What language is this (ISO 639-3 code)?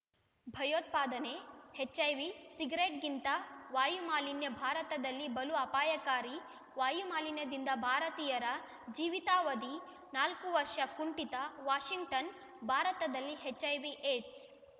kan